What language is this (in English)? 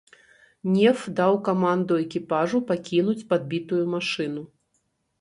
Belarusian